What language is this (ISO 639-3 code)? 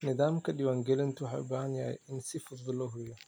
som